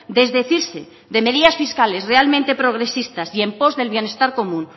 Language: Spanish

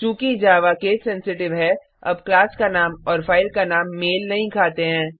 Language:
Hindi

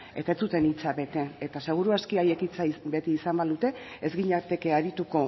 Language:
Basque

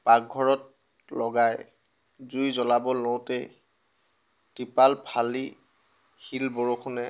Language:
Assamese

